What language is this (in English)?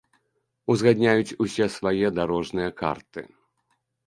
Belarusian